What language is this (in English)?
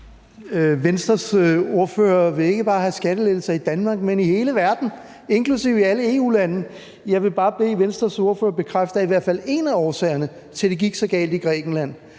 Danish